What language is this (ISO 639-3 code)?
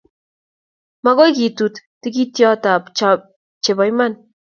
kln